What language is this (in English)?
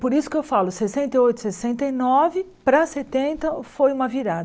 Portuguese